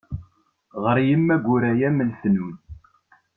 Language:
Kabyle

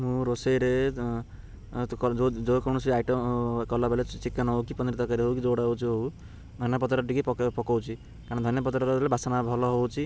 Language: Odia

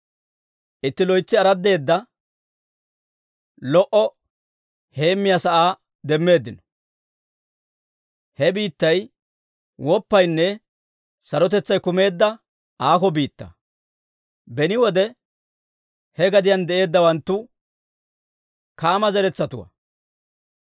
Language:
Dawro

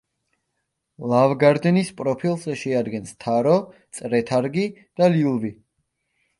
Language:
Georgian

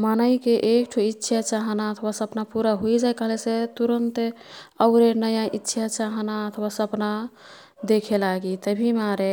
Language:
Kathoriya Tharu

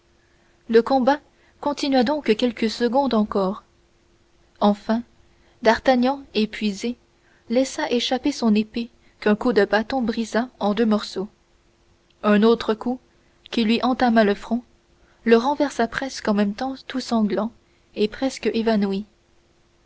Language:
French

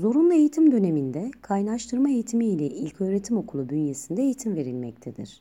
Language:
Turkish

